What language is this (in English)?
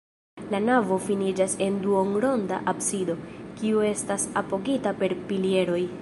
Esperanto